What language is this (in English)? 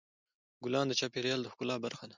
Pashto